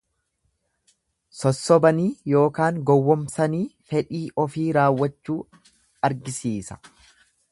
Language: Oromo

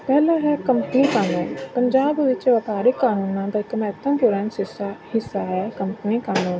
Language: Punjabi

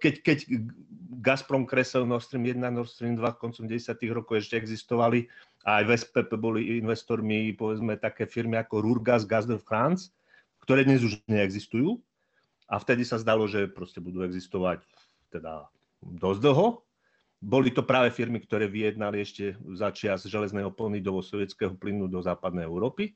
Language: Slovak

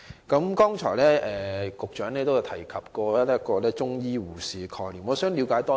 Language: Cantonese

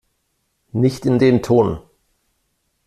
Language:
German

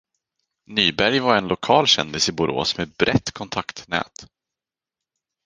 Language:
Swedish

